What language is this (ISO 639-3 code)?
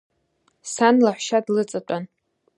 abk